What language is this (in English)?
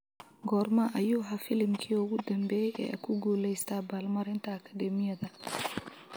Somali